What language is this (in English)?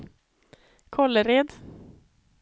Swedish